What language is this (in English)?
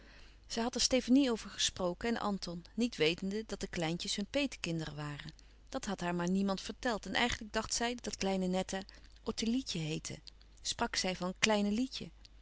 Dutch